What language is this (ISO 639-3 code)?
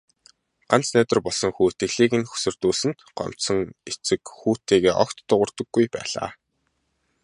mon